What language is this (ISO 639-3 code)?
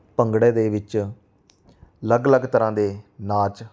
pan